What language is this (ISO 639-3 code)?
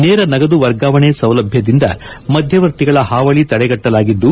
kan